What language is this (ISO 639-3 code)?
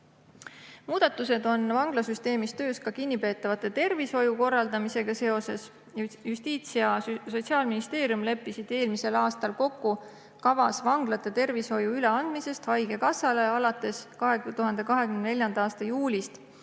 est